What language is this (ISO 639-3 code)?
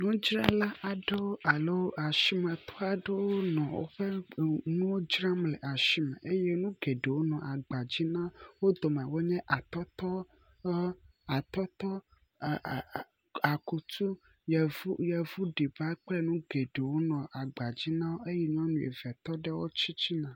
ewe